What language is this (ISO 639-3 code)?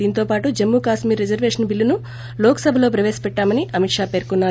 tel